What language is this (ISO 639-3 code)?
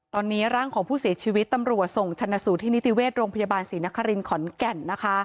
tha